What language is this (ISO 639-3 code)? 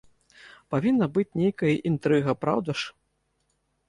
bel